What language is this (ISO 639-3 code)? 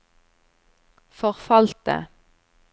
nor